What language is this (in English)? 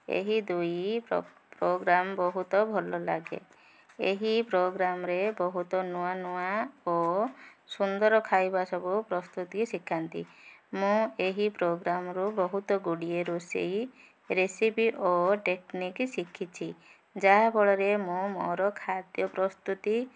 Odia